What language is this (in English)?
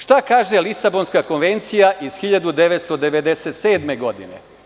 Serbian